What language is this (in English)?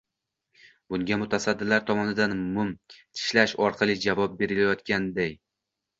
Uzbek